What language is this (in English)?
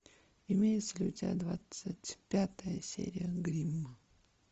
Russian